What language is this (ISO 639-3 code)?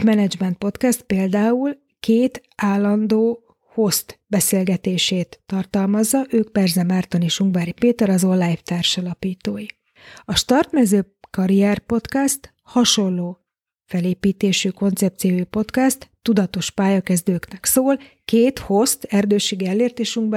hun